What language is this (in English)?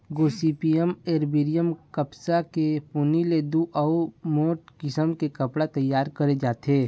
Chhattisgarhi